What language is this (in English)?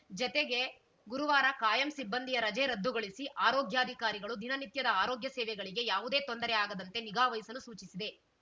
Kannada